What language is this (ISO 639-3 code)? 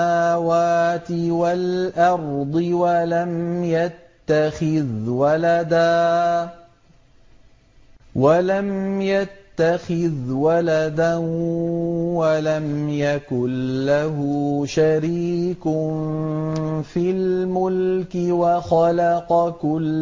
ara